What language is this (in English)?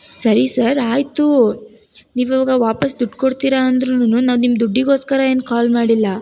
Kannada